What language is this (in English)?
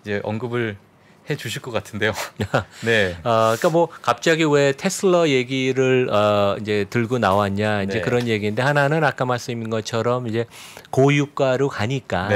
Korean